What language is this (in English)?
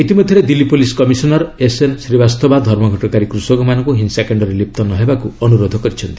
Odia